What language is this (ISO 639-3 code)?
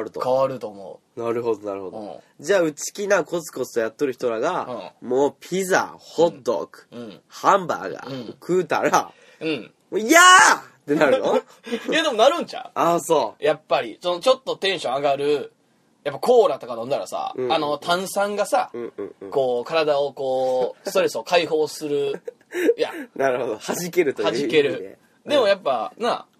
jpn